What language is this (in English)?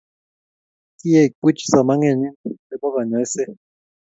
Kalenjin